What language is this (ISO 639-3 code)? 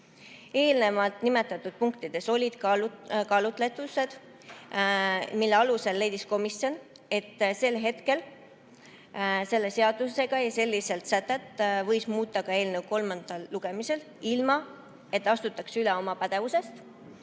est